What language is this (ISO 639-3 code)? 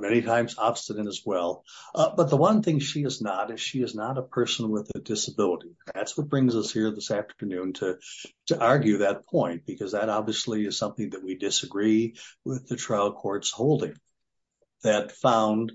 eng